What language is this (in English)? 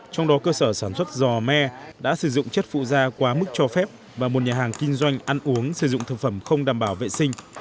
Vietnamese